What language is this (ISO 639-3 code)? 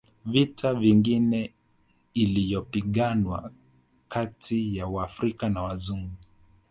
swa